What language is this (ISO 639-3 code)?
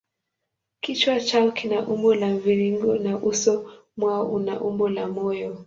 swa